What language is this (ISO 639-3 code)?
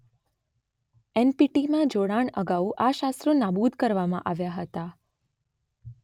guj